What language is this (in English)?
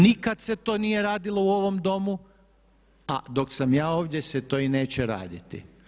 Croatian